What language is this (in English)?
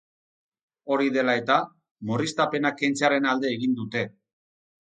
Basque